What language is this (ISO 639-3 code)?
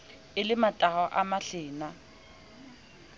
sot